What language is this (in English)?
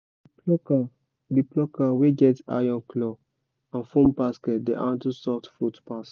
Nigerian Pidgin